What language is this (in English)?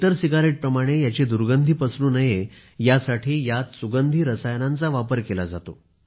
Marathi